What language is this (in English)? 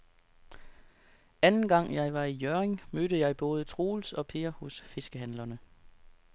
Danish